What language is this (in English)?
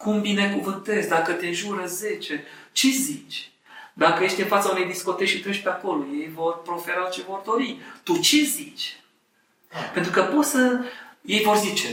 Romanian